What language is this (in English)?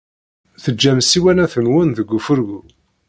Kabyle